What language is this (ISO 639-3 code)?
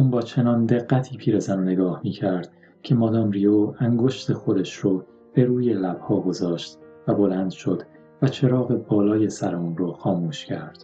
fas